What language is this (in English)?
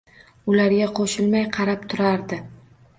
Uzbek